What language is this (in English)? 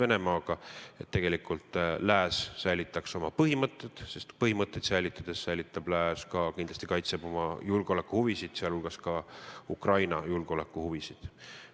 Estonian